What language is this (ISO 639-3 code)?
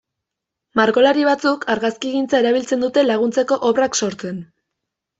eus